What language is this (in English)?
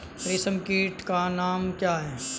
Hindi